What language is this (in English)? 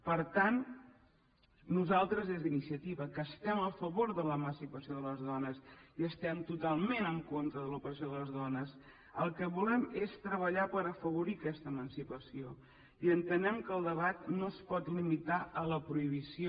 Catalan